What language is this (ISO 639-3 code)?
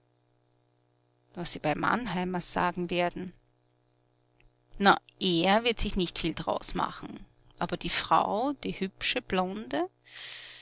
deu